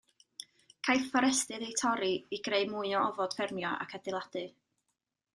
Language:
Welsh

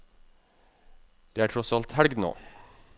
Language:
Norwegian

